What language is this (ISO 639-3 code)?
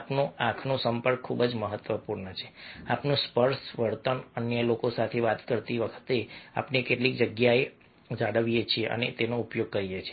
guj